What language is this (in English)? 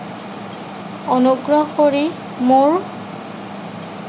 Assamese